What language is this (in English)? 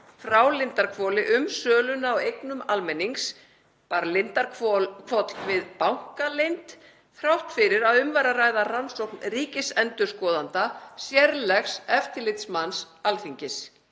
Icelandic